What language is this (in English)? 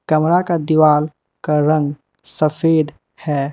Hindi